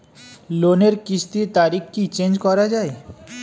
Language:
Bangla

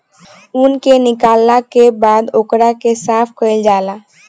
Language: Bhojpuri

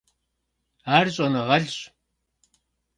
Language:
Kabardian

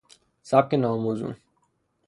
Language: Persian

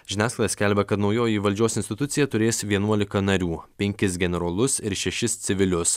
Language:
Lithuanian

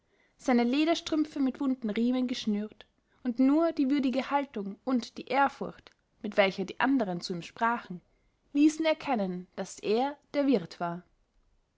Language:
German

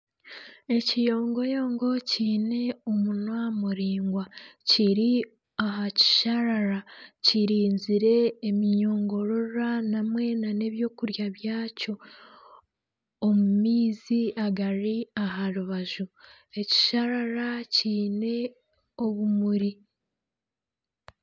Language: Nyankole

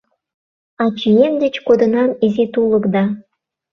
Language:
Mari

